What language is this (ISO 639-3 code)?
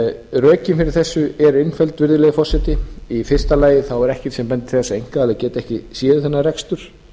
isl